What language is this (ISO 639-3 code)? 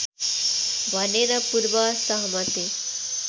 nep